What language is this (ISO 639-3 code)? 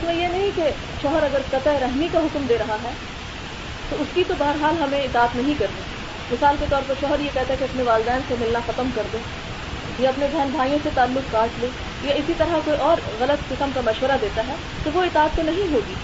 urd